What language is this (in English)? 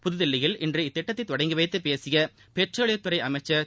Tamil